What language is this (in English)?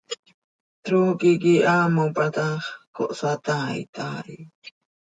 Seri